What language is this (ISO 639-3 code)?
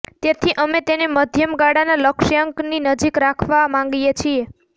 guj